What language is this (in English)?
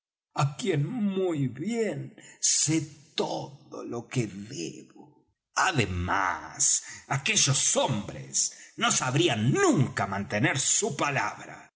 Spanish